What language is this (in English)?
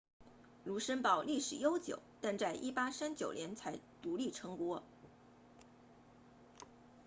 Chinese